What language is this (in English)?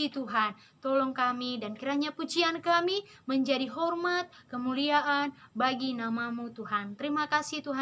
Indonesian